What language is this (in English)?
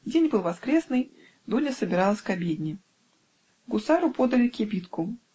Russian